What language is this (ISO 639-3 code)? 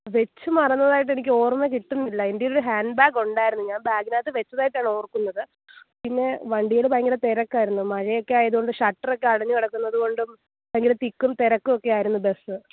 mal